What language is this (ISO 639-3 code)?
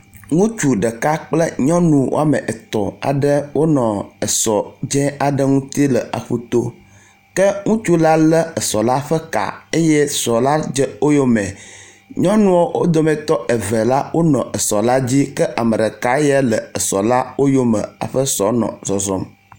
ewe